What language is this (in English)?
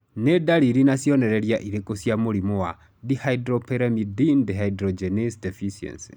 Kikuyu